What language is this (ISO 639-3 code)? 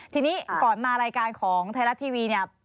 tha